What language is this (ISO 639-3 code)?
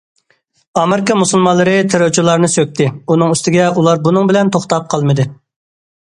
uig